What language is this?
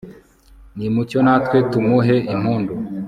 Kinyarwanda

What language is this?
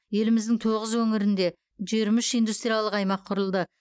Kazakh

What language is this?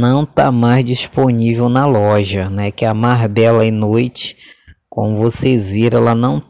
Portuguese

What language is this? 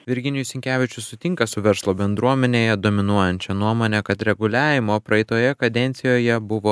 Lithuanian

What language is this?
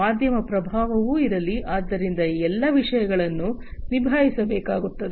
Kannada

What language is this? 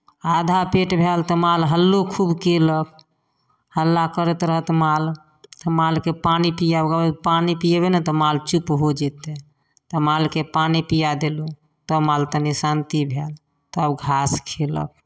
Maithili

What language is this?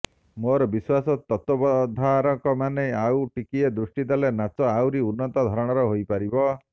Odia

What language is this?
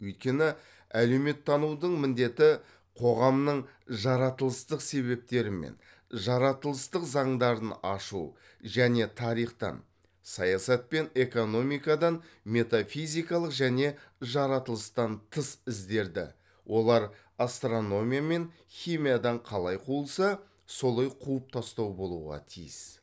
Kazakh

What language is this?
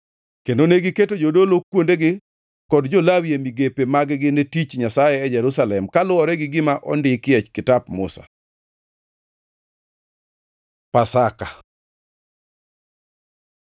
Luo (Kenya and Tanzania)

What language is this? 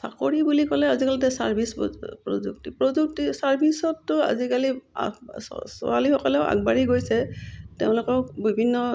Assamese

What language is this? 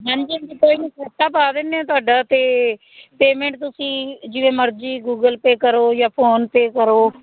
Punjabi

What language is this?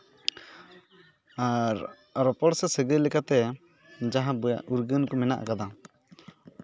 Santali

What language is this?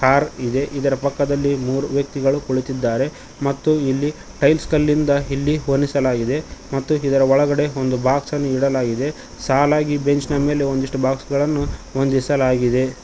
Kannada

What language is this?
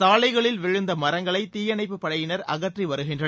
Tamil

